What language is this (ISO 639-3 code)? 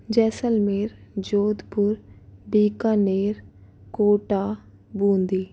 hin